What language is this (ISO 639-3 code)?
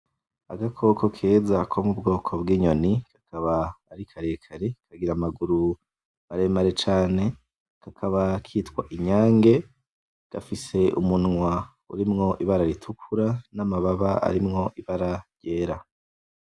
run